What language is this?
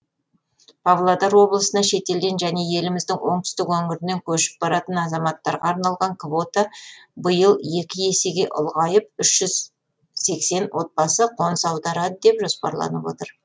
Kazakh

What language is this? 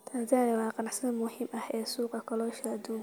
Somali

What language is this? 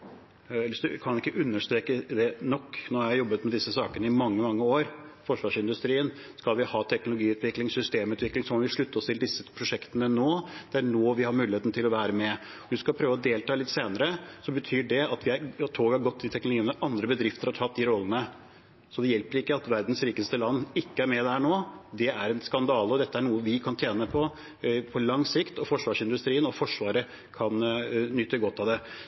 Norwegian Bokmål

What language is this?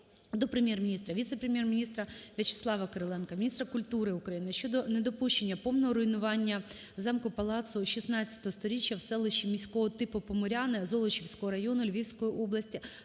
Ukrainian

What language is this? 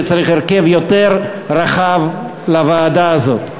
Hebrew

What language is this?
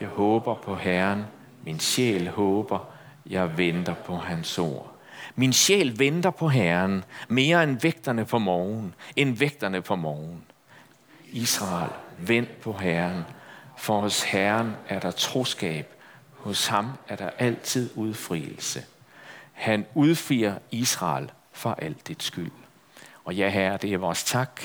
Danish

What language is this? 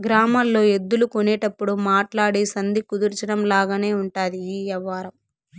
Telugu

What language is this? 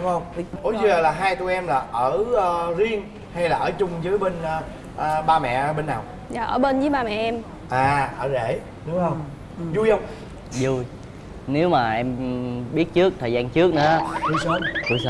Vietnamese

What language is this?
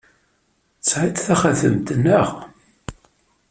Kabyle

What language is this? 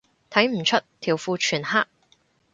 Cantonese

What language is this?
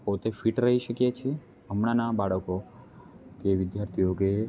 Gujarati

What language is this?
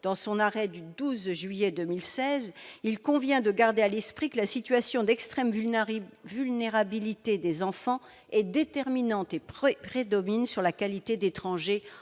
French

